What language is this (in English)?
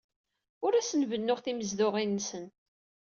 Kabyle